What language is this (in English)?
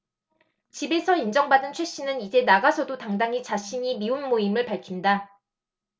Korean